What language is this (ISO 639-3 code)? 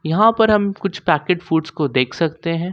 hin